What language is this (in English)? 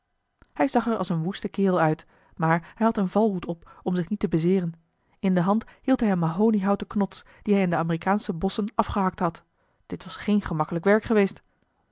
Dutch